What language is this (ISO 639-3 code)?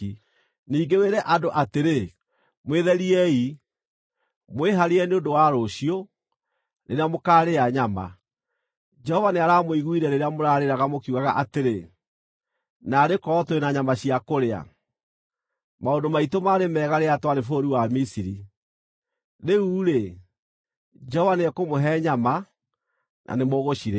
kik